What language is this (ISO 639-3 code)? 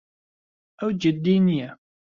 ckb